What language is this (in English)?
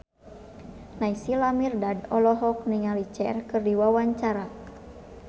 Sundanese